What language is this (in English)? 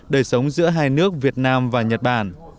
Vietnamese